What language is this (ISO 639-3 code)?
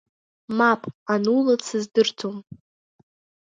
abk